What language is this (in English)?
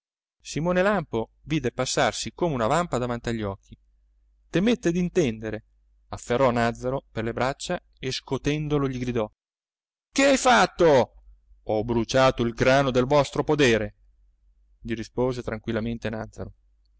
Italian